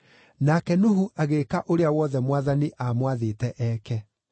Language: Kikuyu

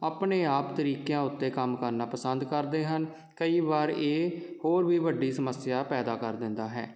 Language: Punjabi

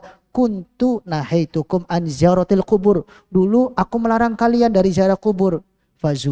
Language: Indonesian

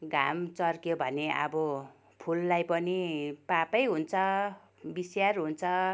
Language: Nepali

